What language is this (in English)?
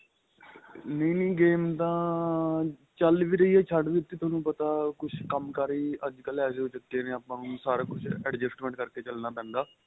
Punjabi